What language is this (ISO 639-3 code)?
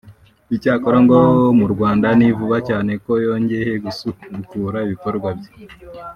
kin